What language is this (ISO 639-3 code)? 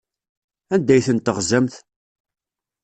kab